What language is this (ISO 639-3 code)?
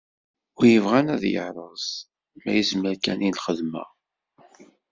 kab